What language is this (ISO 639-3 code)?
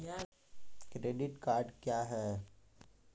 mai